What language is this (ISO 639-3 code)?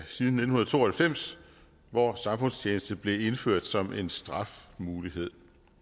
dan